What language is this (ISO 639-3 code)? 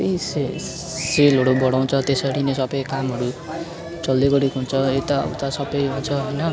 nep